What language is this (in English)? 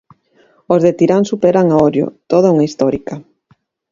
Galician